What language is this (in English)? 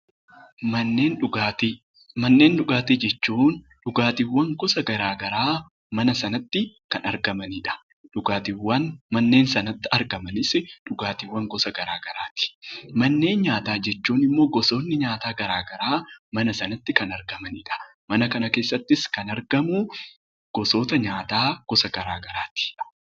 Oromo